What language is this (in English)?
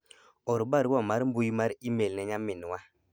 Luo (Kenya and Tanzania)